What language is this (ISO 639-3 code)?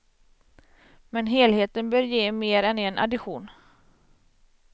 swe